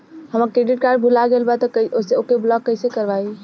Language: Bhojpuri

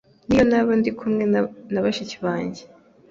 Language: Kinyarwanda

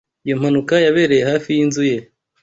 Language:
Kinyarwanda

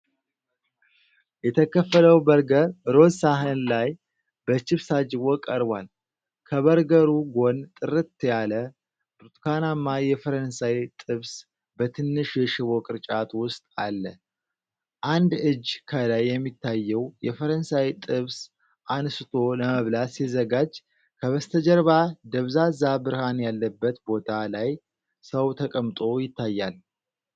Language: Amharic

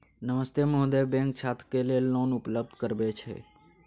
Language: Maithili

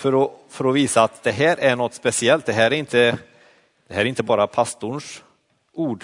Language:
Swedish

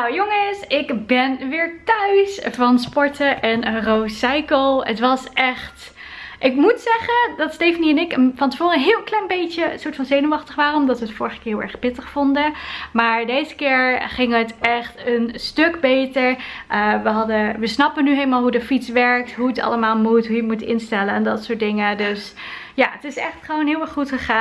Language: Dutch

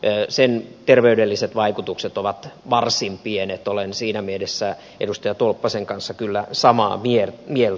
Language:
Finnish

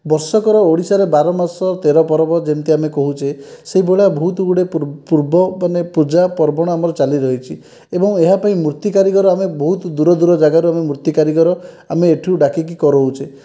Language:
Odia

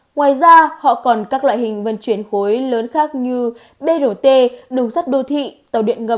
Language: Vietnamese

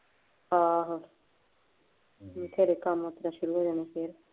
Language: Punjabi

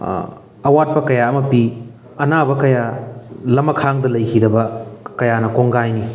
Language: Manipuri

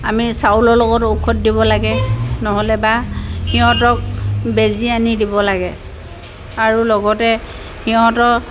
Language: Assamese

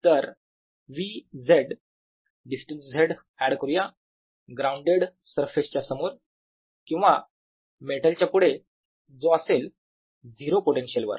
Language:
Marathi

